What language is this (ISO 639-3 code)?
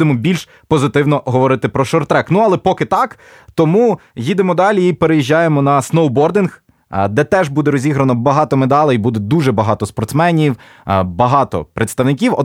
ukr